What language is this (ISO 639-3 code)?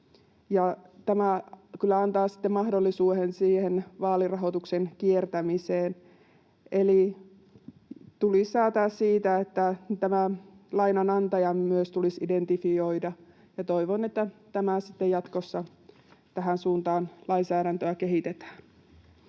fin